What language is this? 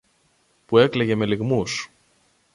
Greek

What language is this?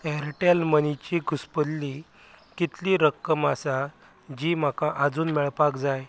Konkani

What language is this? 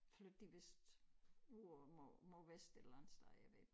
Danish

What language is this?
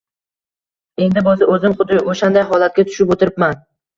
Uzbek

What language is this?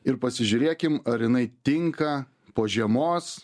Lithuanian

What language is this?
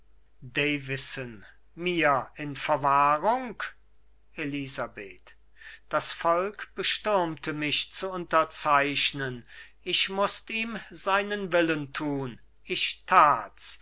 German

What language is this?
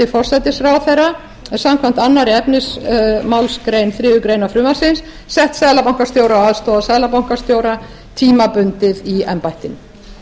Icelandic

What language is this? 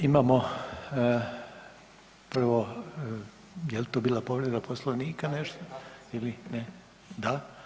Croatian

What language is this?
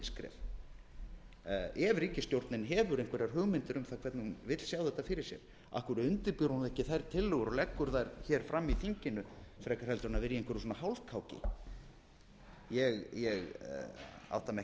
Icelandic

